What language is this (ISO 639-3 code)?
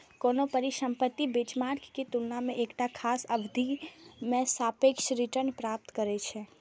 mai